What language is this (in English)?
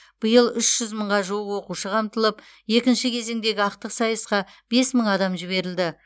Kazakh